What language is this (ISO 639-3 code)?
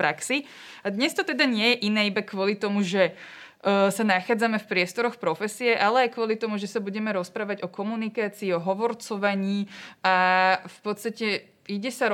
slk